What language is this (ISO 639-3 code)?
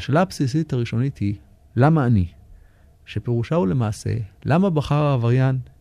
heb